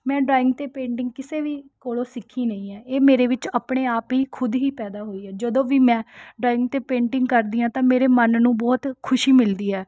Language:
Punjabi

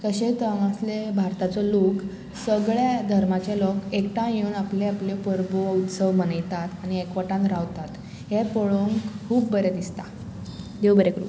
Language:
Konkani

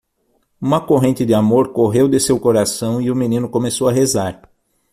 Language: Portuguese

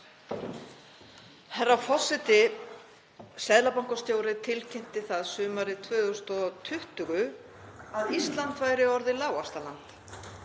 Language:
Icelandic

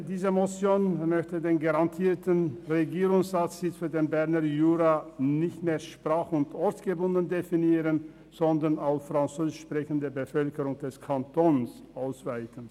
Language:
Swiss German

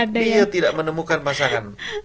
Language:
Indonesian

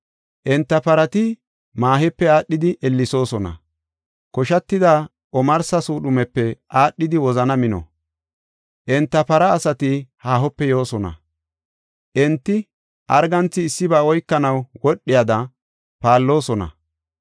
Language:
Gofa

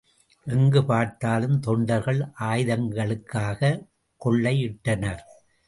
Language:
Tamil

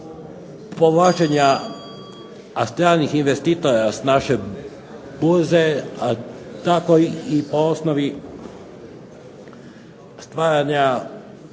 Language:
Croatian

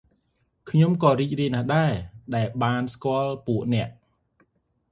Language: Khmer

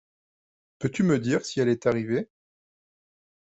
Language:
French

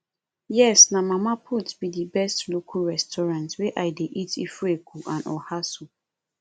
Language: Nigerian Pidgin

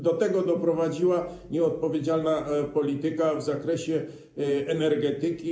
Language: Polish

